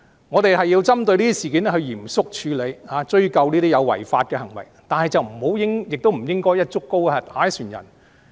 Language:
Cantonese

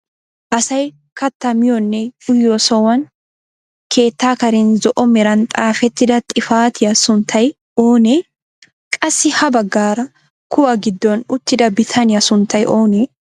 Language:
Wolaytta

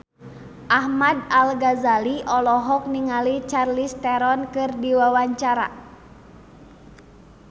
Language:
Sundanese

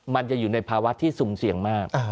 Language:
Thai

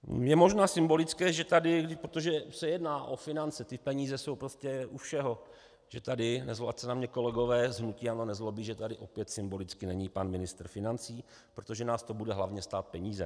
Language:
Czech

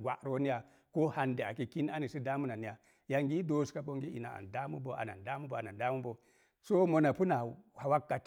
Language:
Mom Jango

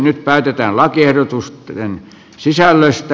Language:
Finnish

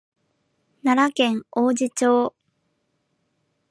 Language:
Japanese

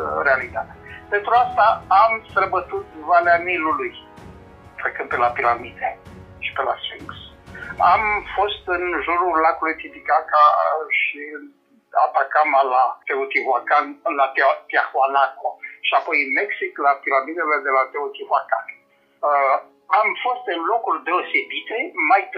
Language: Romanian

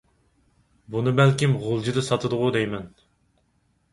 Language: Uyghur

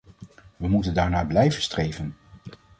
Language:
Dutch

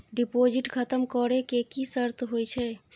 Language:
Maithili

